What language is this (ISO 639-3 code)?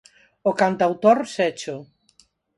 glg